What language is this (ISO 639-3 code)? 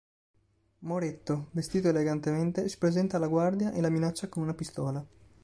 ita